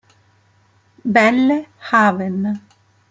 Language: Italian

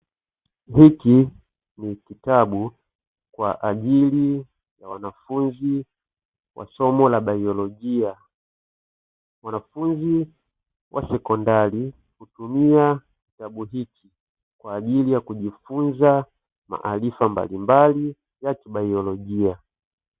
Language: Swahili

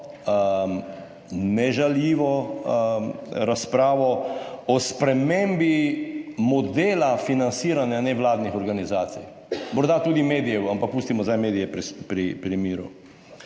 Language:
Slovenian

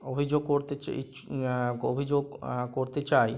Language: Bangla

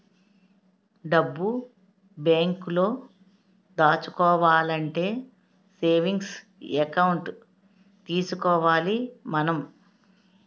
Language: Telugu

